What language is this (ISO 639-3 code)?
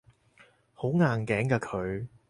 yue